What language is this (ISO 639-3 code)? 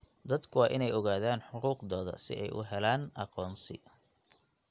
som